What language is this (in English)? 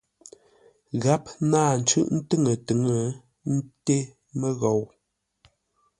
Ngombale